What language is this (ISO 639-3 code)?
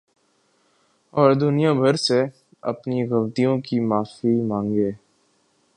urd